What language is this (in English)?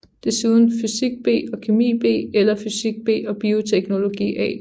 Danish